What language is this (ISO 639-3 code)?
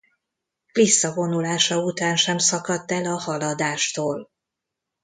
hun